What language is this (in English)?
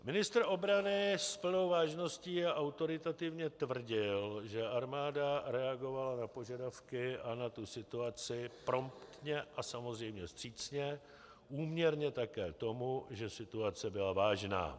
Czech